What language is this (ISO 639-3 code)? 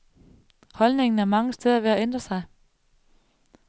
dan